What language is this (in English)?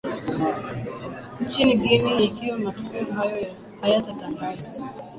Swahili